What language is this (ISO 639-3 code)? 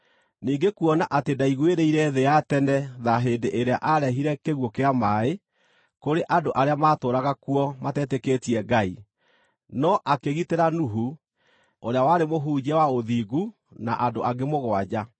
kik